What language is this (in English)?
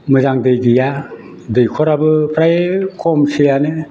Bodo